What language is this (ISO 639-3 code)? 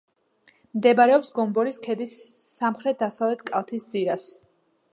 kat